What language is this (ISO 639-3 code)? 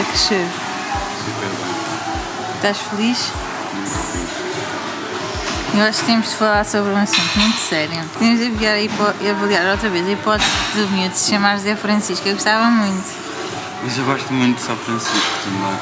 por